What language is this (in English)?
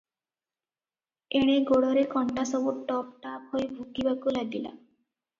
Odia